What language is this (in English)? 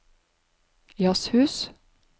Norwegian